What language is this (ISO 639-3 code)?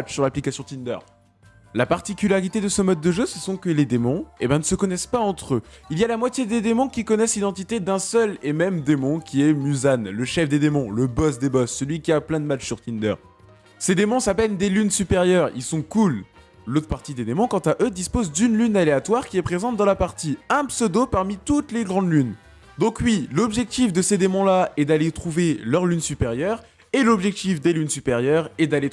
fra